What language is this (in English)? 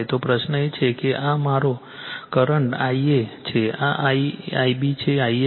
Gujarati